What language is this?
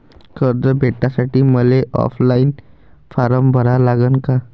Marathi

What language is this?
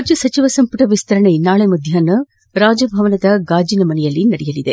Kannada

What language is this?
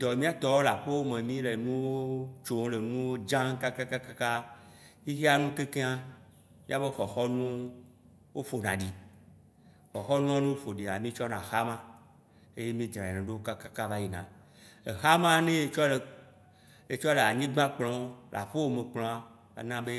Waci Gbe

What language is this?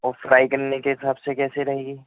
Urdu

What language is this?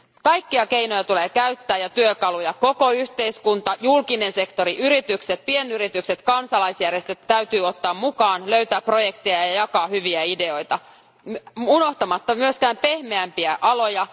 Finnish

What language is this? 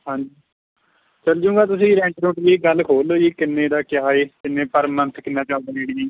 Punjabi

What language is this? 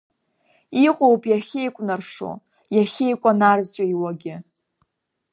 Abkhazian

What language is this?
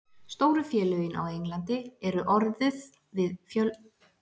Icelandic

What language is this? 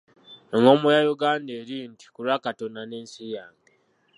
Ganda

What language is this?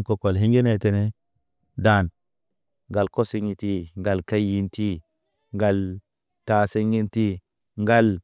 Naba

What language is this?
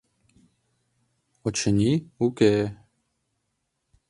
Mari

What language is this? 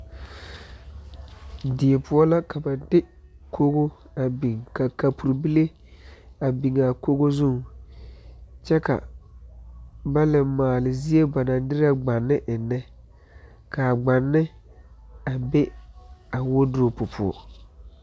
Southern Dagaare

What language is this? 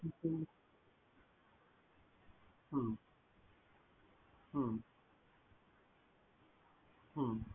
Bangla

